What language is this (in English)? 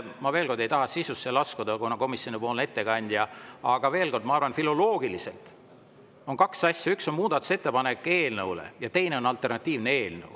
Estonian